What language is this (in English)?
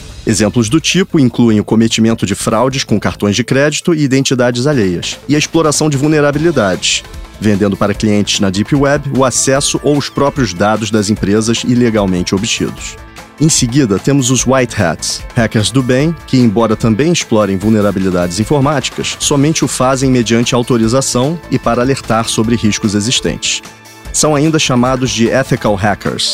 Portuguese